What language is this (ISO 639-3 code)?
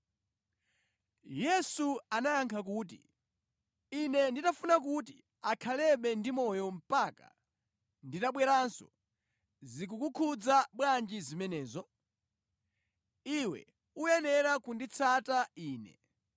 nya